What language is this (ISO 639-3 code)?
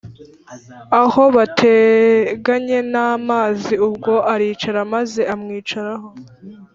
kin